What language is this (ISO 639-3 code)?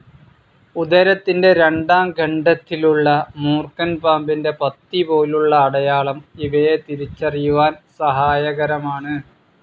mal